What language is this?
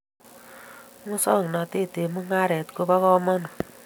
Kalenjin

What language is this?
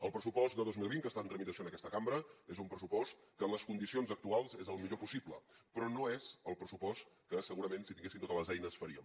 Catalan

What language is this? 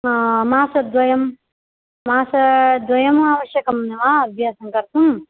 Sanskrit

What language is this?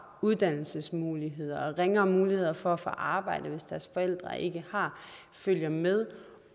Danish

